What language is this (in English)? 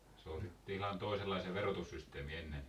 Finnish